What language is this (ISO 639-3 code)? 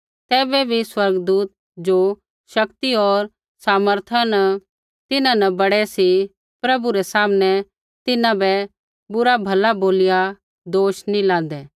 kfx